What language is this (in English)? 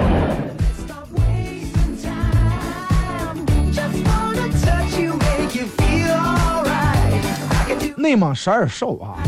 Chinese